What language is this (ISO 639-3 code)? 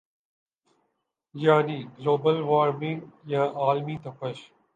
urd